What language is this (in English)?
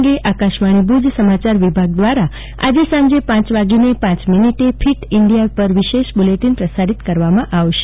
Gujarati